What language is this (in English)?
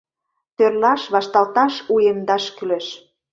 Mari